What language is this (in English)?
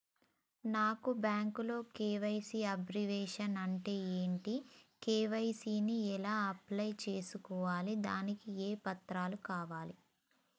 Telugu